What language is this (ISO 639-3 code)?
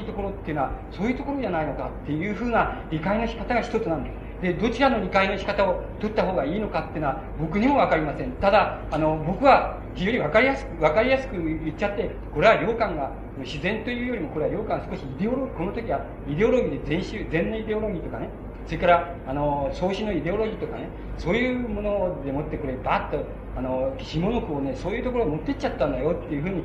jpn